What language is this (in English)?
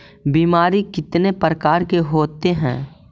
Magahi